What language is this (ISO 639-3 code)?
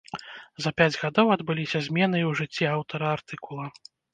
bel